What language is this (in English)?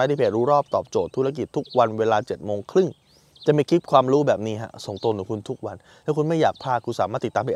Thai